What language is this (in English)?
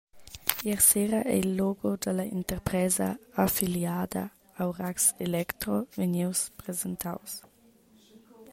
Romansh